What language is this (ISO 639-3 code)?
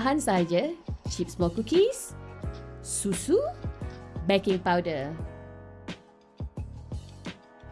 msa